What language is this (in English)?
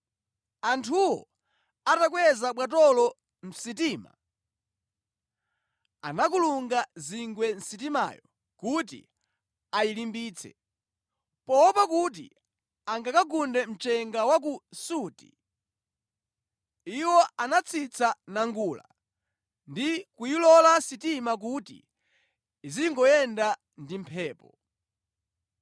Nyanja